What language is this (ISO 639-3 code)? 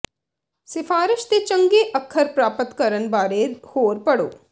pan